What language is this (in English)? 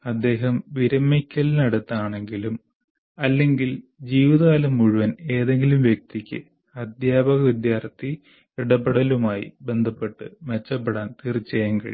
Malayalam